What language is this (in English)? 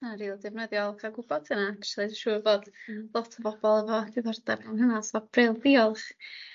Welsh